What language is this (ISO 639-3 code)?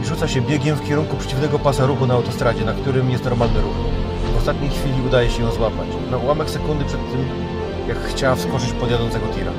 pol